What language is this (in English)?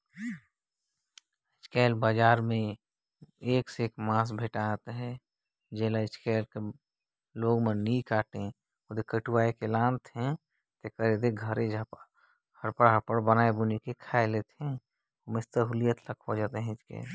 Chhattisgarhi